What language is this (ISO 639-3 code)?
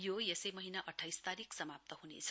nep